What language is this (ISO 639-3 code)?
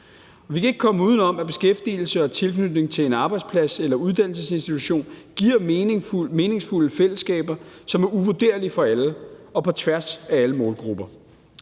dan